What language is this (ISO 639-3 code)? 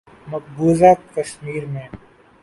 urd